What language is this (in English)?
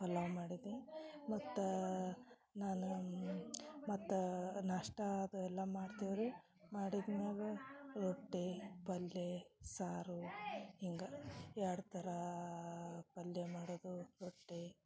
Kannada